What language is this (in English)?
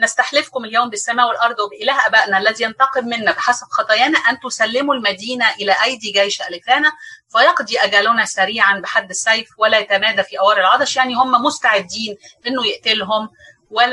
Arabic